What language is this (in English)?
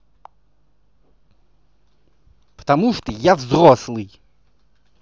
Russian